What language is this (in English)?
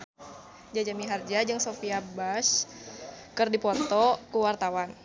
Sundanese